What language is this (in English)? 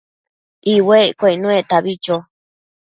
Matsés